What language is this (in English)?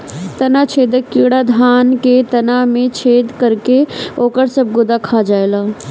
Bhojpuri